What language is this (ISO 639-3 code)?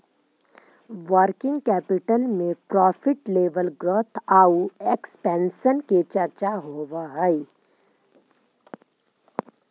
mag